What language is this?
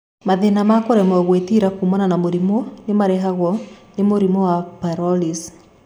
Kikuyu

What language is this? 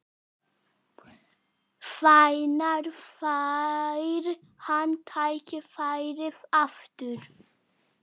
Icelandic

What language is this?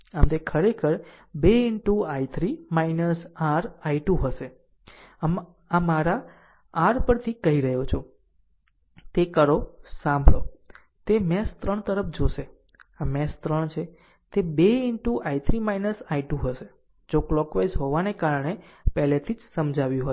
Gujarati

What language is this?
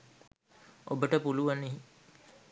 Sinhala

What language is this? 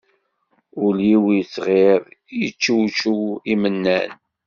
Kabyle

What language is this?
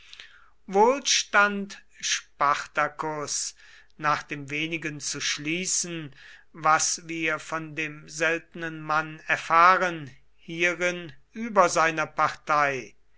German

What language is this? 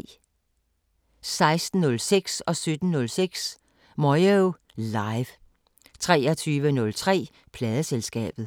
Danish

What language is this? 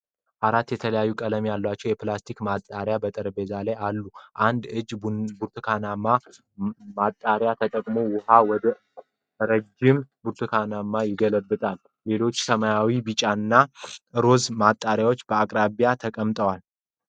Amharic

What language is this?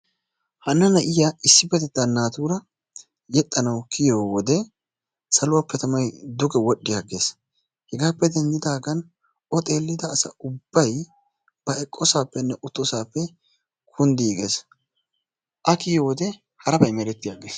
Wolaytta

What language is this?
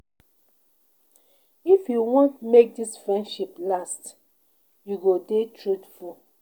Nigerian Pidgin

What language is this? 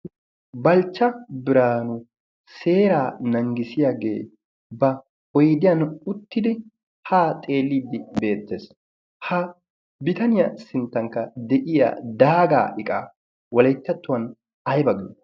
Wolaytta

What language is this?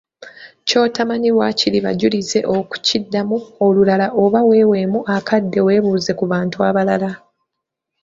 Ganda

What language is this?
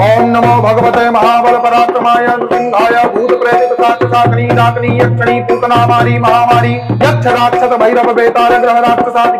Hindi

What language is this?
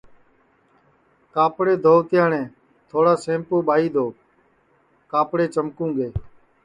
Sansi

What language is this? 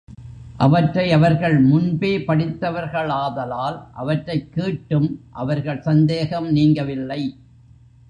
Tamil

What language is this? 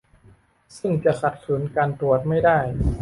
Thai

